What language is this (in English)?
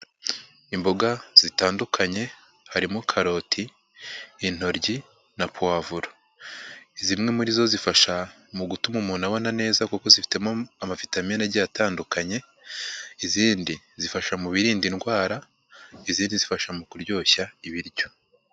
Kinyarwanda